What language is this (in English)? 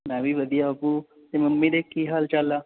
Punjabi